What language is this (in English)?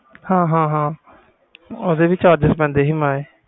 Punjabi